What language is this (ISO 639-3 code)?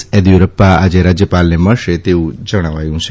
guj